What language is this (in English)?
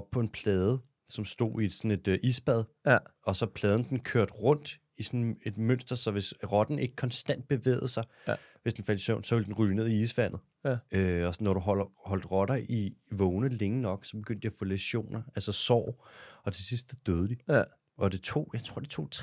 Danish